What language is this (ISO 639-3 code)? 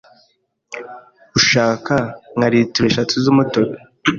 kin